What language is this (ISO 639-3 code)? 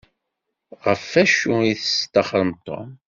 kab